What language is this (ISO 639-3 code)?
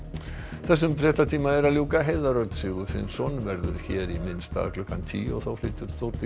isl